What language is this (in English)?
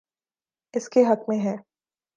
Urdu